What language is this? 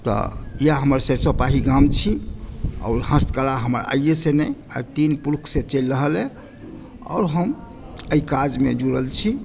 Maithili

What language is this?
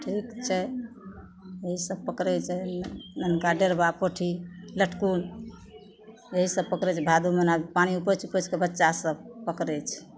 Maithili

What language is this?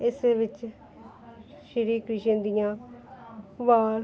Punjabi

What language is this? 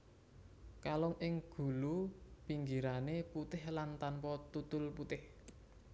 Javanese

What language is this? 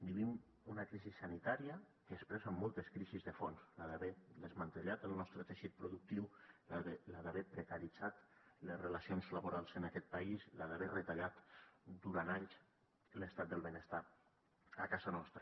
Catalan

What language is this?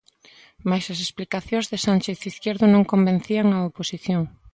Galician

